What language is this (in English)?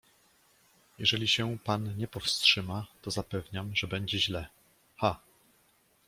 Polish